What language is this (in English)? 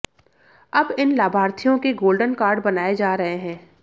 Hindi